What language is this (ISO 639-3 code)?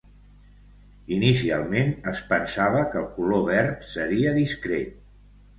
cat